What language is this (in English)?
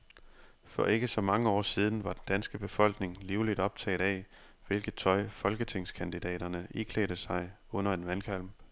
Danish